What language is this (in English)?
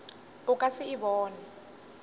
Northern Sotho